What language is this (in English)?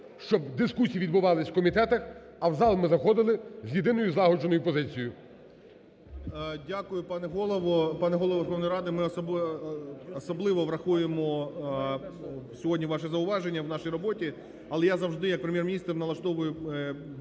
Ukrainian